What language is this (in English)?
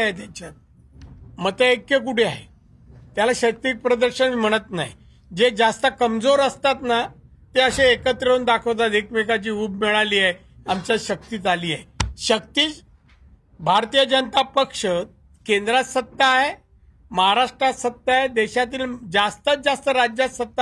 Marathi